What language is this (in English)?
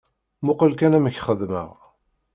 Kabyle